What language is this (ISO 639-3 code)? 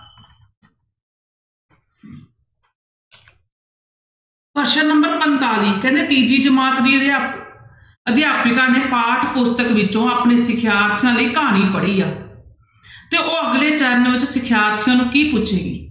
pan